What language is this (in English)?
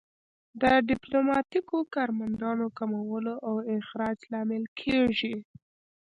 Pashto